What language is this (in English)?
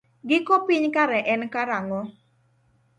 Luo (Kenya and Tanzania)